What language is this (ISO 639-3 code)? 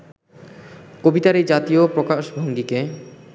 ben